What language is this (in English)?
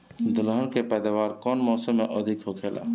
Bhojpuri